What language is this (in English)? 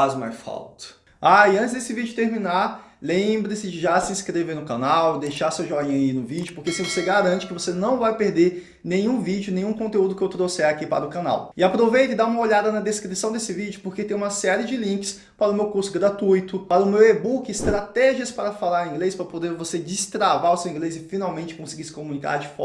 Portuguese